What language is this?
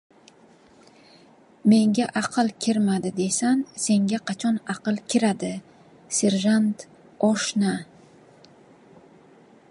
Uzbek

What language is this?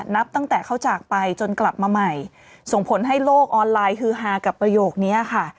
Thai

